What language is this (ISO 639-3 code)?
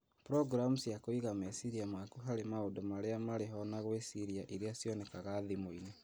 kik